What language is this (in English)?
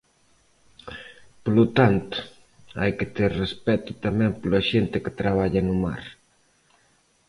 Galician